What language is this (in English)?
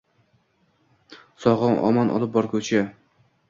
Uzbek